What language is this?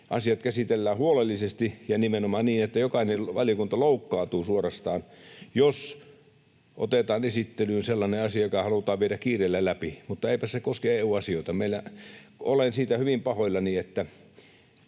Finnish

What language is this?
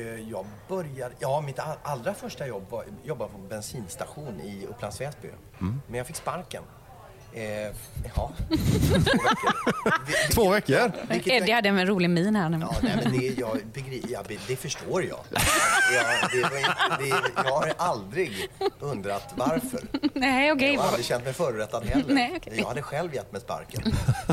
Swedish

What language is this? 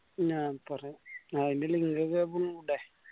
Malayalam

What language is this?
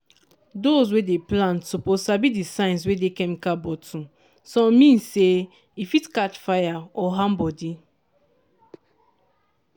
Nigerian Pidgin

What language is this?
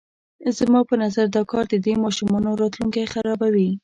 Pashto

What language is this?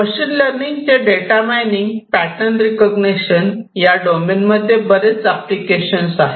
Marathi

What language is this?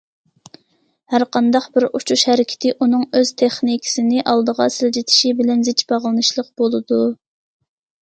Uyghur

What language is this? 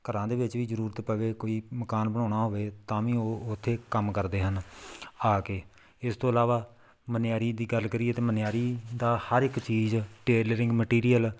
Punjabi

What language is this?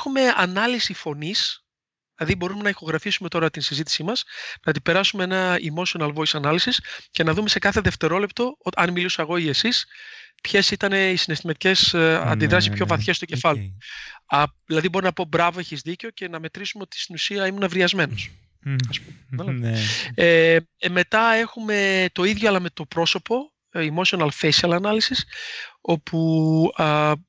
Greek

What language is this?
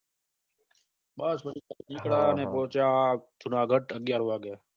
Gujarati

